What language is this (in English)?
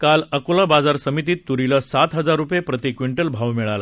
Marathi